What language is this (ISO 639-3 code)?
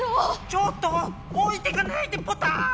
jpn